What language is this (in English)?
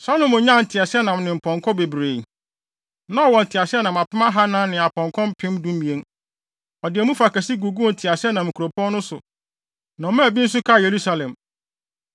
Akan